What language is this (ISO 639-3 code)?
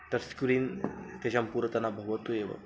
san